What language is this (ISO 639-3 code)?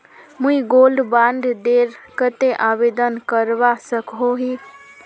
mag